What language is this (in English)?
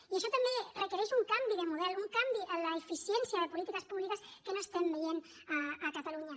Catalan